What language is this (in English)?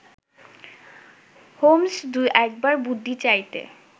Bangla